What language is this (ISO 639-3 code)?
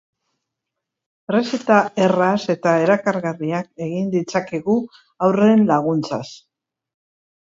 eus